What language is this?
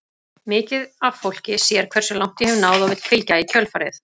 Icelandic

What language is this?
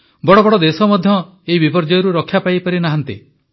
Odia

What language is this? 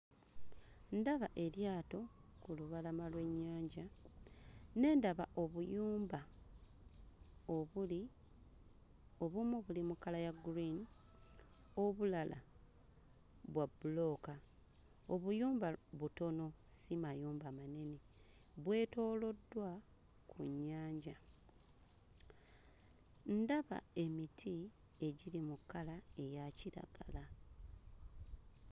Ganda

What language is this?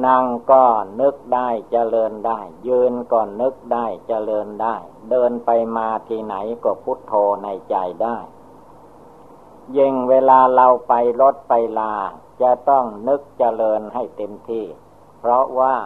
Thai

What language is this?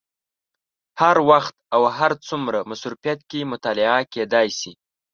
Pashto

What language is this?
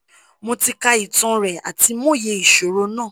Yoruba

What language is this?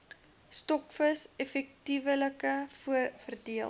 Afrikaans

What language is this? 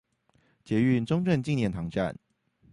Chinese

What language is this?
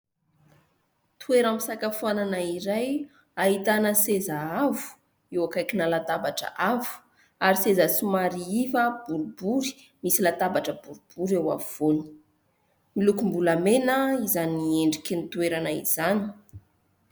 Malagasy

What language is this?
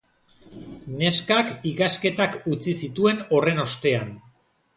Basque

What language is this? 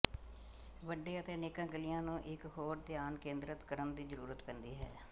Punjabi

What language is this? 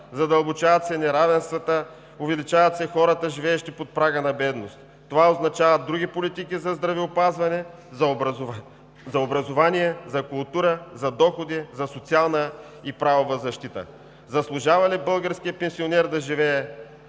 Bulgarian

